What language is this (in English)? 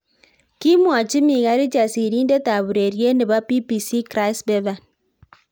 Kalenjin